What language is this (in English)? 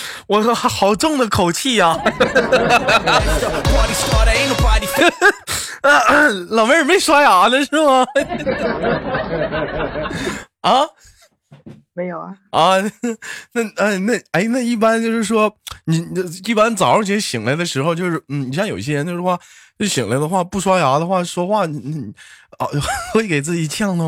Chinese